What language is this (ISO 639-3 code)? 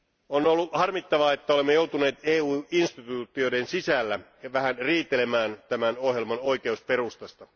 fin